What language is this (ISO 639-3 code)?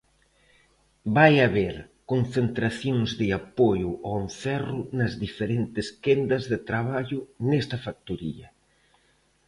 glg